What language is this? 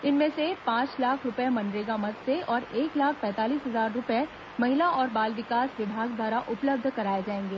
Hindi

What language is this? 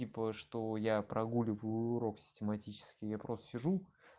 Russian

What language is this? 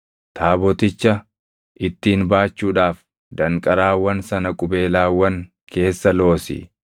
Oromo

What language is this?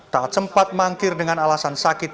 Indonesian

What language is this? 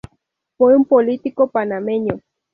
Spanish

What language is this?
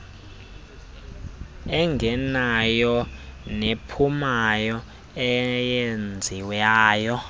Xhosa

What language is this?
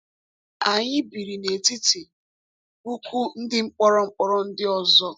Igbo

